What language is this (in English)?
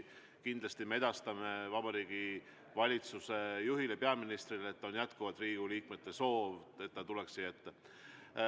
Estonian